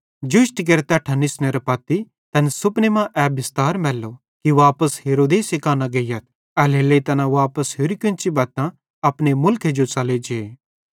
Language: Bhadrawahi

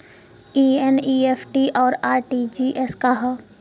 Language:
Bhojpuri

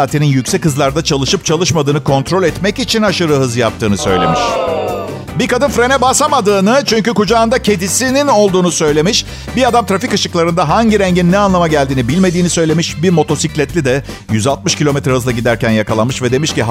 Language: Turkish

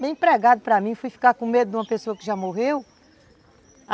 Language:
Portuguese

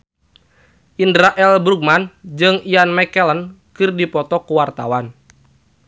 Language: Sundanese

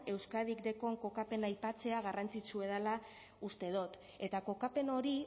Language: Basque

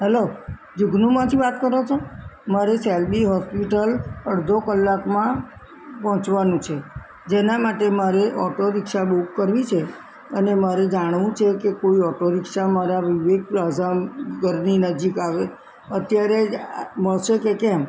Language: Gujarati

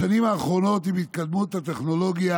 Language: Hebrew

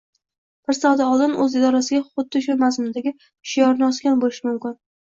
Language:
Uzbek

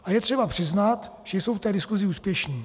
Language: Czech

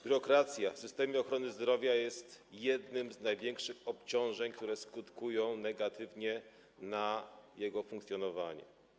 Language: Polish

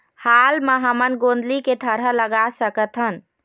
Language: Chhattisgarhi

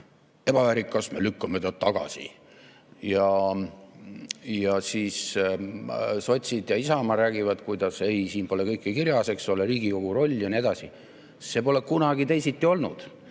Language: Estonian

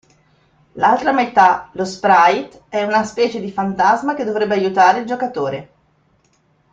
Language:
Italian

